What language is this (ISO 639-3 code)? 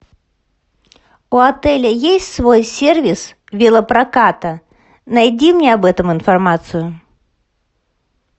rus